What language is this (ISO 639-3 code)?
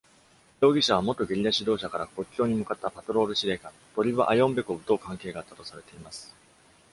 jpn